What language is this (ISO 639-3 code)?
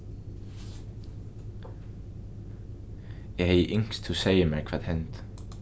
fao